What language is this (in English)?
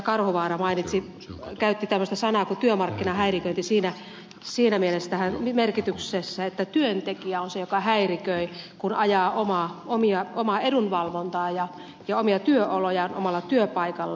Finnish